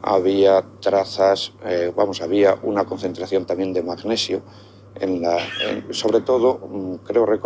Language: Spanish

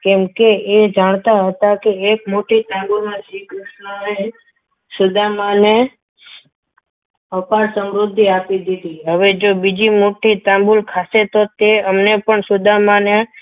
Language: Gujarati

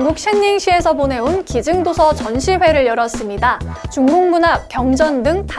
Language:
Korean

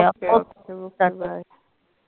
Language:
Punjabi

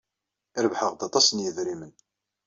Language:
Kabyle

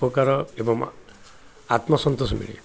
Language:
Odia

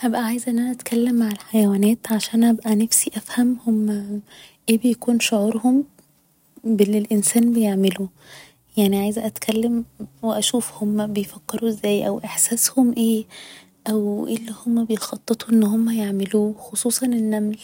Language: Egyptian Arabic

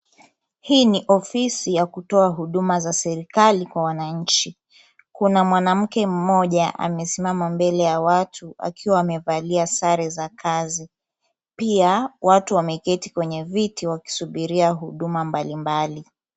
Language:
Swahili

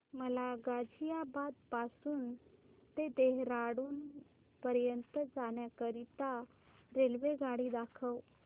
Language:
Marathi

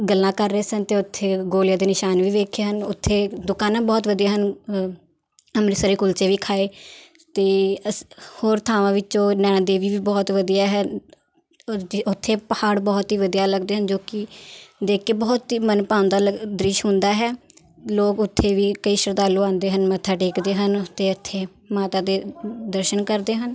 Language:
Punjabi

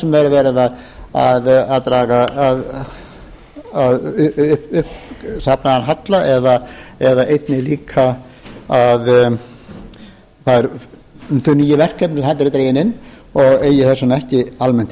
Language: Icelandic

